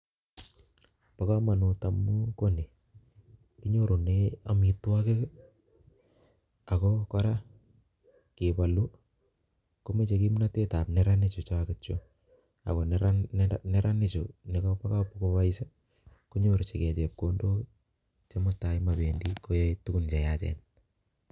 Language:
Kalenjin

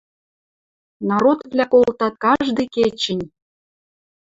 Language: Western Mari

